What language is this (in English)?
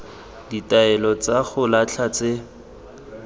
Tswana